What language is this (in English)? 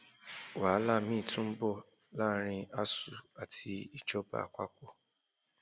Yoruba